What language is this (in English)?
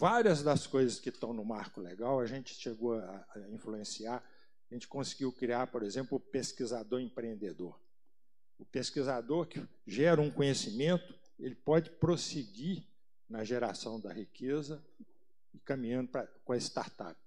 Portuguese